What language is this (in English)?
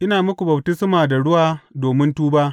Hausa